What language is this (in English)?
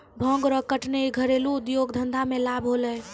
Maithili